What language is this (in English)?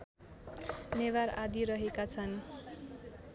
Nepali